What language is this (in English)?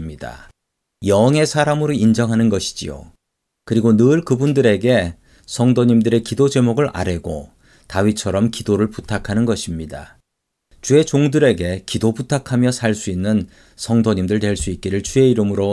Korean